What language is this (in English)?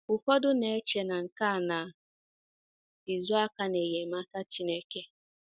Igbo